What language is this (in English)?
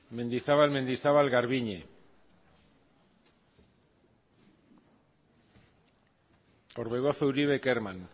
Basque